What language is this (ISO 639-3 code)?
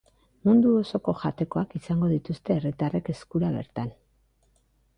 eus